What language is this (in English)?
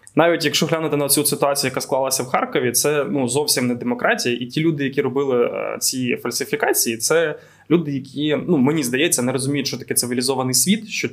Ukrainian